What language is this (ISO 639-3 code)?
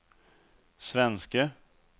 swe